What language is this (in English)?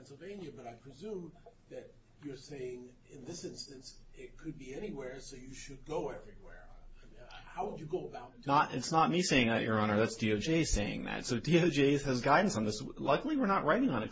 English